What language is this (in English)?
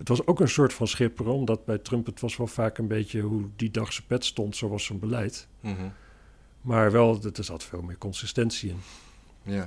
Dutch